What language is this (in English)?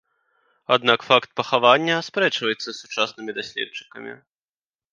Belarusian